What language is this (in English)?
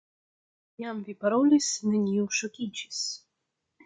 Esperanto